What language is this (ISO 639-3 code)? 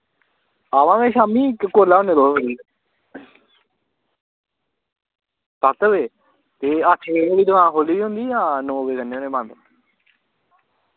doi